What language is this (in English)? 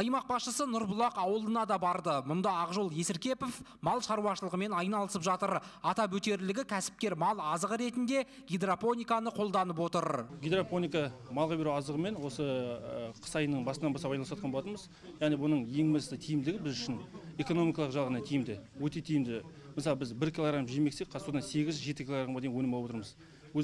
Turkish